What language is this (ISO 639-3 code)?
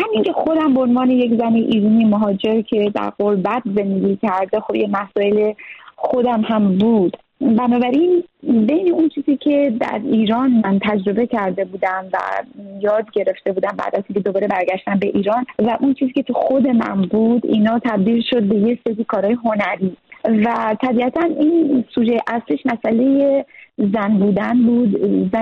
fas